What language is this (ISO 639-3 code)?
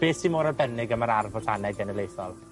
cym